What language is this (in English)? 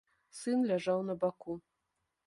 Belarusian